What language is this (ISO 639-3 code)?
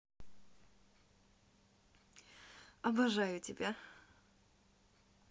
rus